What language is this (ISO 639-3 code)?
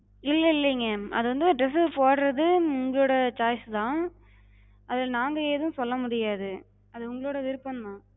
tam